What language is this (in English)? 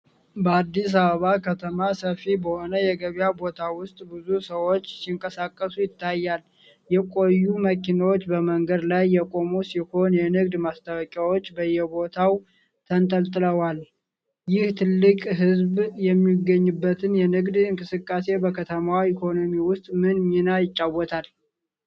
Amharic